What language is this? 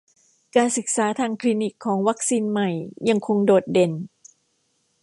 Thai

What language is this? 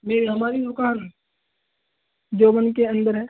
Urdu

